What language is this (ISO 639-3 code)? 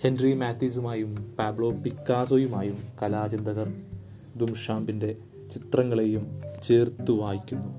mal